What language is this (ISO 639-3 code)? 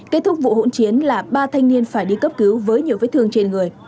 vie